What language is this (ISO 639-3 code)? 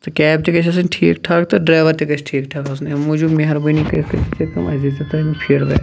kas